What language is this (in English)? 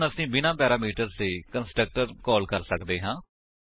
Punjabi